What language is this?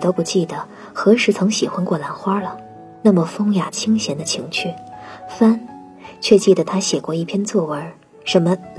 Chinese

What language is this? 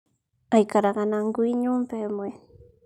Kikuyu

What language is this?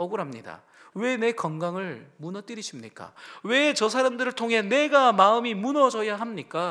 Korean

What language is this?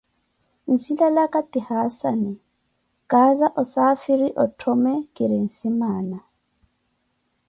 Koti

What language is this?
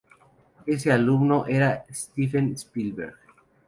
Spanish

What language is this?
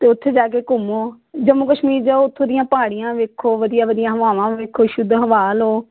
Punjabi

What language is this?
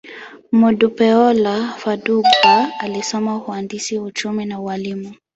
Swahili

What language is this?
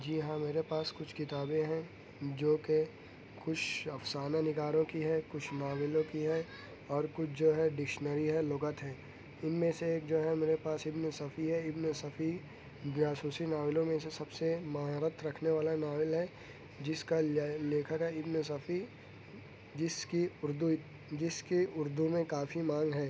Urdu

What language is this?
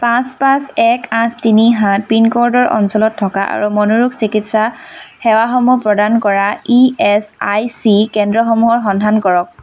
Assamese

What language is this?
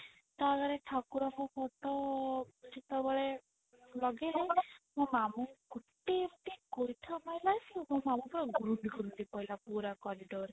Odia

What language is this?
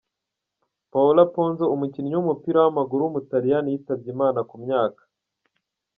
Kinyarwanda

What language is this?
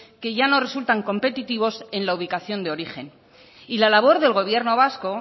Spanish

